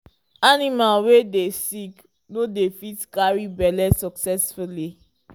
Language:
Nigerian Pidgin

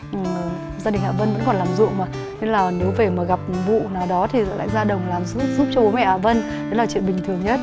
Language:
Vietnamese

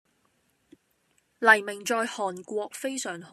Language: Cantonese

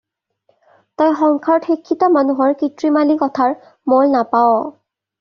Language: Assamese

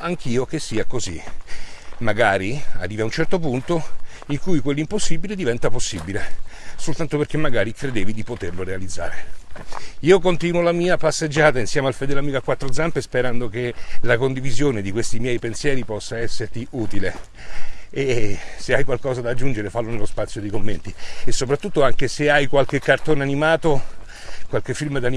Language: Italian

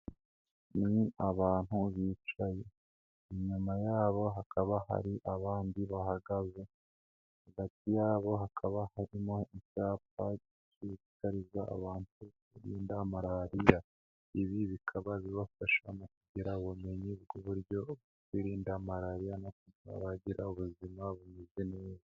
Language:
Kinyarwanda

